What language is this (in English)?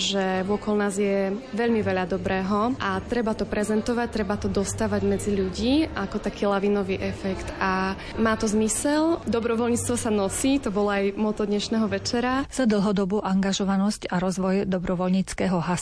Slovak